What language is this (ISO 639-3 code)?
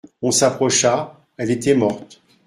fra